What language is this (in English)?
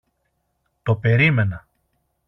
Greek